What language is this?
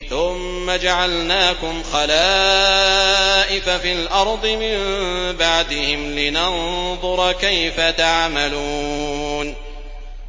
Arabic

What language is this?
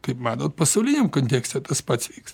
Lithuanian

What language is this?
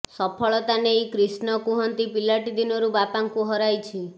Odia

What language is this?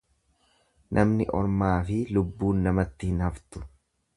Oromo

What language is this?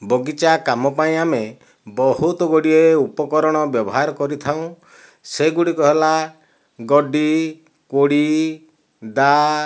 Odia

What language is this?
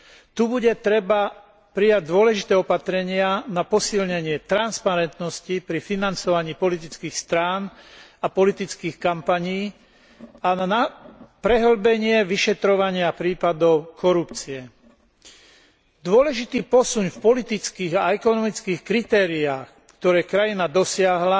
Slovak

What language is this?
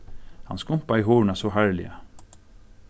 Faroese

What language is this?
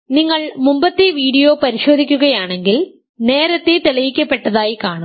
Malayalam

